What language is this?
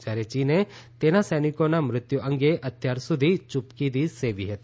Gujarati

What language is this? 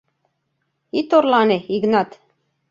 Mari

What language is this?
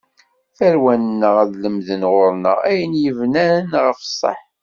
Kabyle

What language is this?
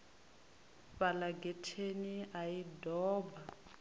Venda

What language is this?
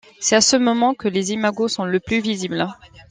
French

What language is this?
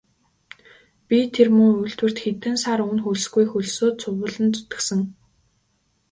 Mongolian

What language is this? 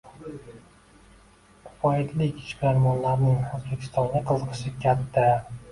Uzbek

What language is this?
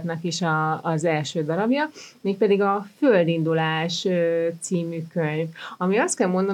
Hungarian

